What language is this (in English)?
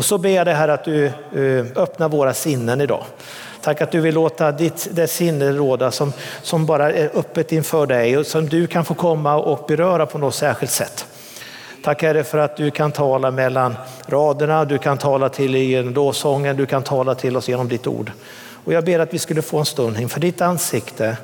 Swedish